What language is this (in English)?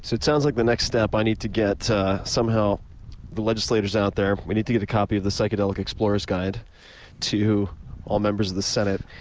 English